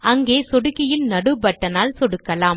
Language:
Tamil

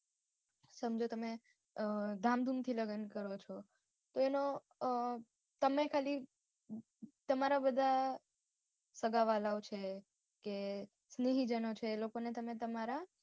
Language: Gujarati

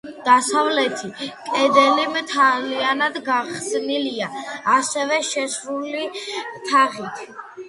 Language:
Georgian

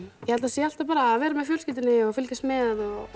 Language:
Icelandic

